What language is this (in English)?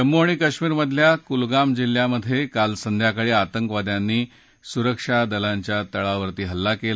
Marathi